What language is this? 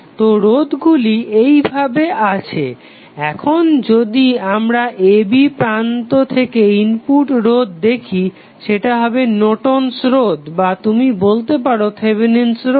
Bangla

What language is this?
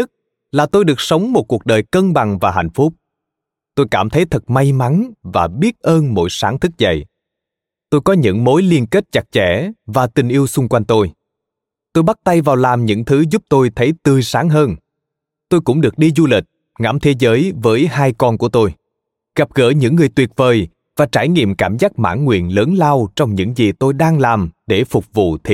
Vietnamese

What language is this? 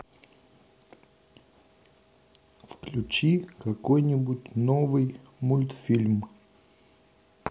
Russian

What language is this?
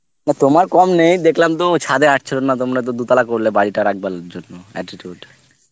Bangla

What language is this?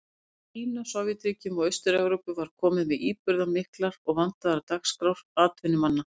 Icelandic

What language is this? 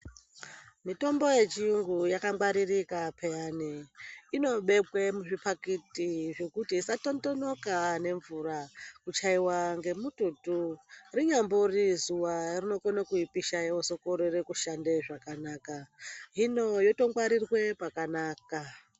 Ndau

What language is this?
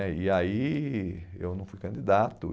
Portuguese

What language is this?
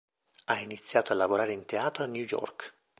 Italian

